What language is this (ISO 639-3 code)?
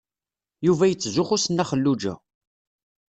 kab